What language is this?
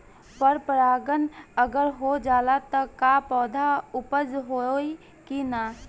Bhojpuri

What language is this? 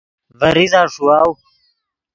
Yidgha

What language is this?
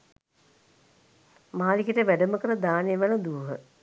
Sinhala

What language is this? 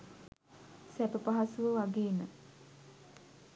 Sinhala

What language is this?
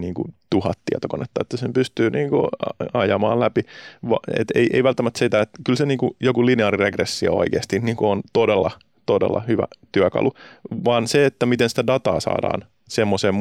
Finnish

